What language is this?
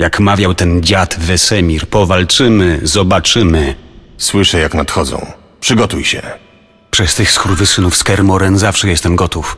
Polish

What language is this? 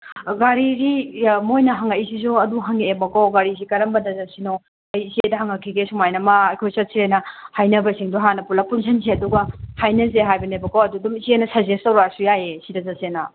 Manipuri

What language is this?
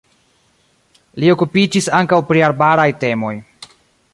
Esperanto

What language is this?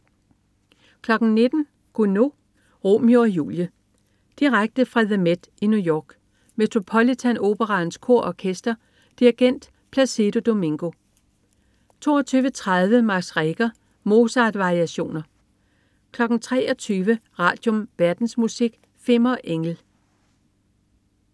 Danish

